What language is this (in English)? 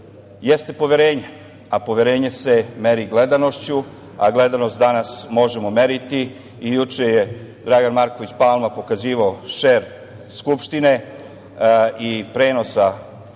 Serbian